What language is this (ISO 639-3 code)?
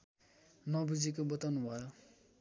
nep